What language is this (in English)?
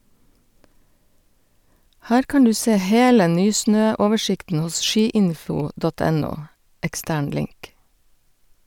Norwegian